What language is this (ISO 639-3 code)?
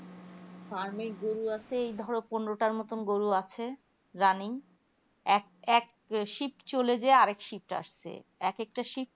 ben